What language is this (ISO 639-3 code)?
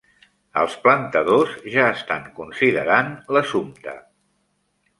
cat